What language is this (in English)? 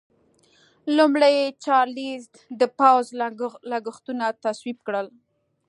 Pashto